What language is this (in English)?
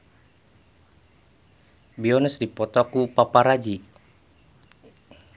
Sundanese